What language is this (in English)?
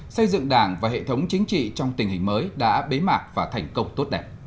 Vietnamese